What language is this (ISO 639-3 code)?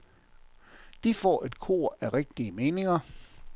dan